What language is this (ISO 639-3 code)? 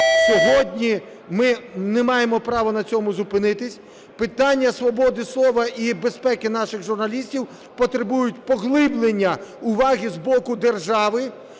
ukr